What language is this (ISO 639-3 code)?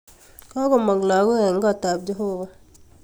kln